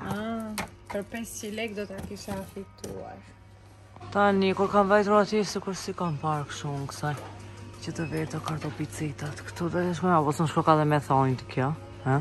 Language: Romanian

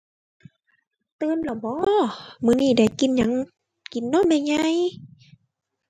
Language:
Thai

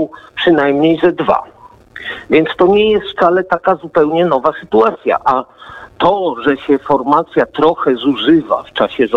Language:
Polish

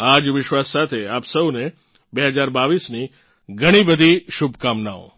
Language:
Gujarati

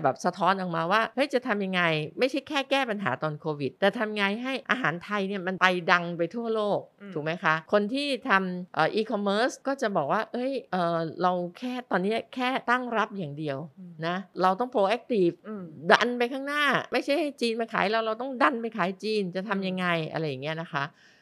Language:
Thai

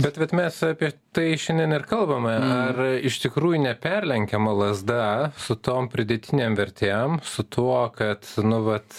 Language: Lithuanian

